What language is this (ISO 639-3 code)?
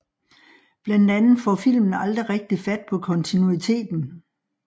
dan